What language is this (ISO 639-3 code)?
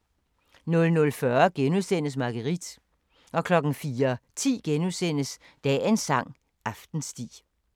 dan